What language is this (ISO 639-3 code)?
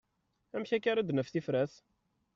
kab